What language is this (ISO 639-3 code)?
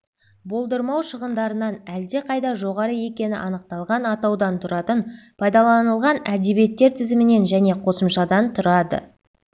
kaz